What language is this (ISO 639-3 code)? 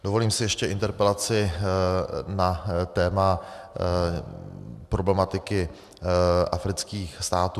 ces